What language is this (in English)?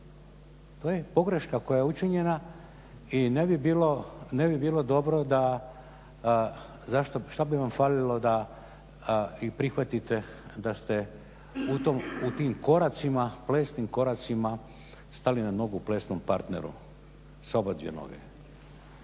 Croatian